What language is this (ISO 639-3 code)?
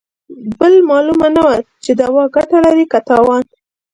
pus